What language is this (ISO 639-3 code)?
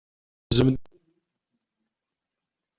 kab